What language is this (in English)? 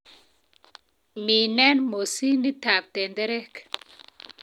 Kalenjin